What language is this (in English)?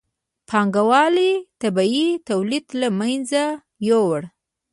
Pashto